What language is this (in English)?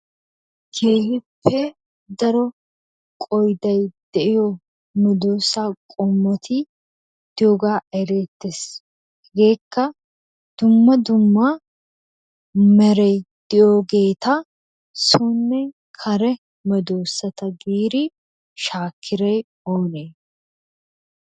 Wolaytta